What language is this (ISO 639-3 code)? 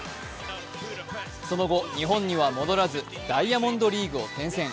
jpn